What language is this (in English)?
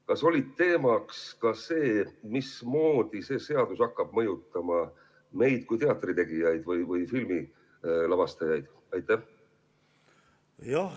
Estonian